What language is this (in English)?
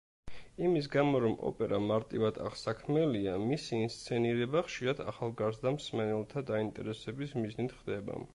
Georgian